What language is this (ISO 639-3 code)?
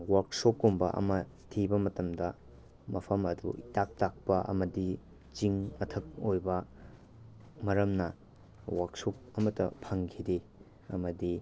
mni